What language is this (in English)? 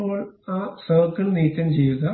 Malayalam